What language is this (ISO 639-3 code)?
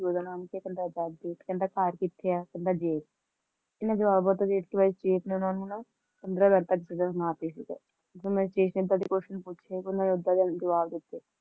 pan